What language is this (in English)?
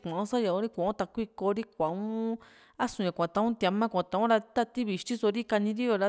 Juxtlahuaca Mixtec